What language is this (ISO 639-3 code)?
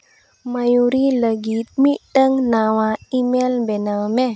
sat